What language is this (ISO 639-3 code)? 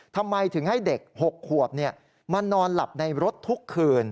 tha